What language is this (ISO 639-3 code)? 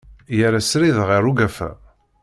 kab